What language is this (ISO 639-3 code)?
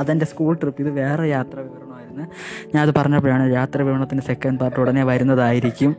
mal